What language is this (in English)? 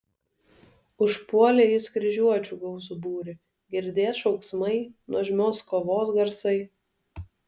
Lithuanian